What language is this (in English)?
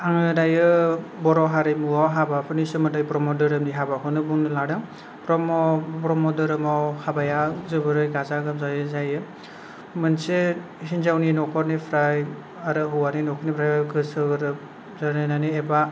Bodo